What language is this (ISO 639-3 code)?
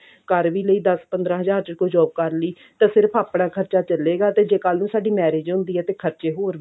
pan